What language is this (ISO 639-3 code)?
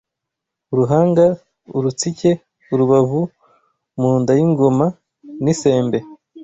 kin